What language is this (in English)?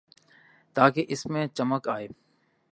Urdu